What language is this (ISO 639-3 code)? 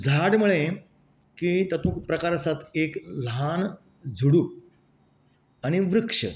kok